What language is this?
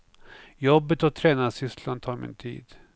Swedish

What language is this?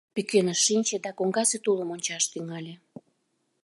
Mari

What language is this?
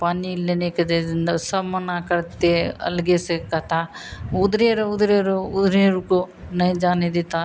Hindi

